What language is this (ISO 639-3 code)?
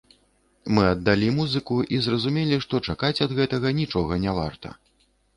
bel